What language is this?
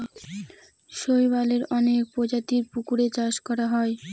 Bangla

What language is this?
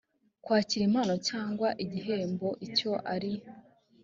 Kinyarwanda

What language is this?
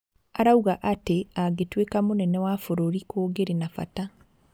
Kikuyu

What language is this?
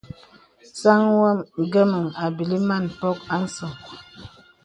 Bebele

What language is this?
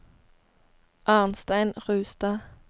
Norwegian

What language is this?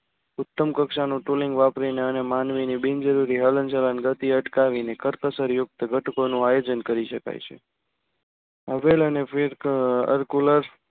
Gujarati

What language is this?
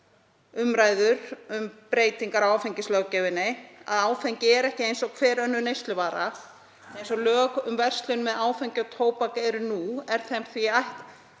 Icelandic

